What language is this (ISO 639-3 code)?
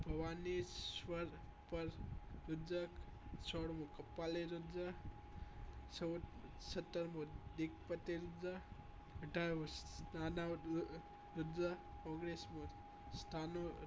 guj